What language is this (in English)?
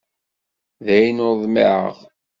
Kabyle